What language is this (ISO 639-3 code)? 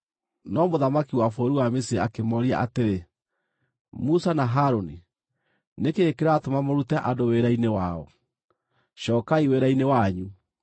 kik